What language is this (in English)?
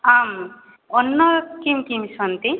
Sanskrit